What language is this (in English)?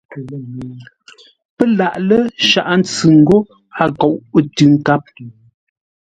Ngombale